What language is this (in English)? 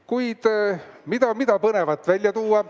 Estonian